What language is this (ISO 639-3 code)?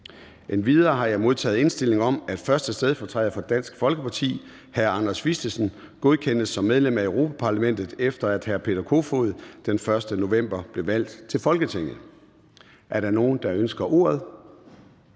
dan